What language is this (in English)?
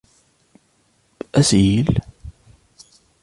Arabic